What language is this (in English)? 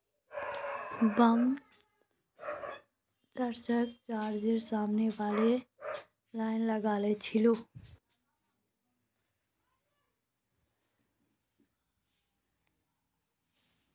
Magahi